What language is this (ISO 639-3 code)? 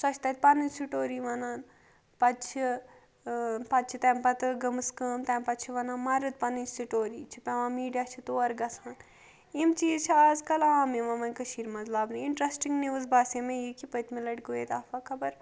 kas